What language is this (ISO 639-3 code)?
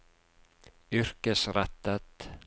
nor